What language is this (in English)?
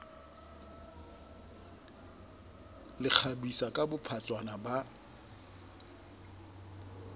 Southern Sotho